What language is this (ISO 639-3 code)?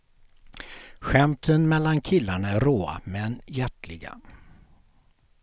swe